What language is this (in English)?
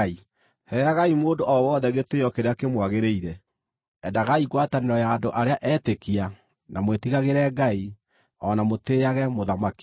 Kikuyu